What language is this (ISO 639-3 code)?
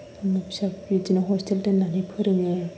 brx